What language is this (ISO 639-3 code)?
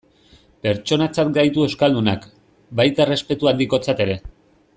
eus